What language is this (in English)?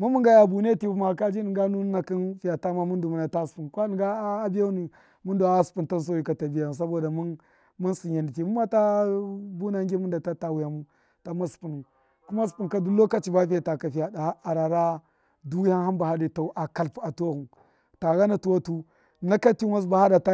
Miya